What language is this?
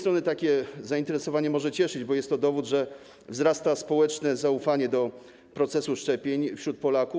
Polish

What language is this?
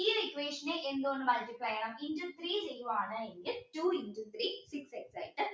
Malayalam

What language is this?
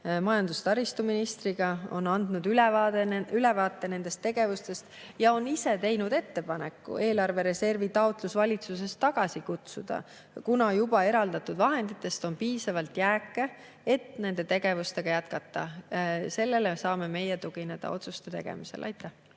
Estonian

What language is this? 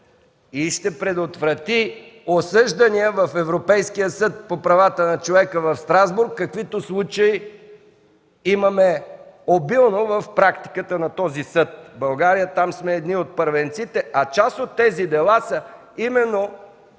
Bulgarian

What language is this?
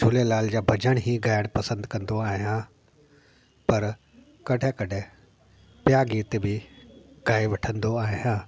Sindhi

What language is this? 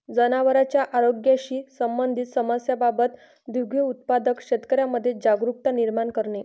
Marathi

